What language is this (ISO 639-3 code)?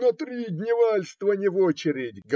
rus